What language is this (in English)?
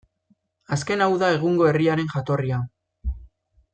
Basque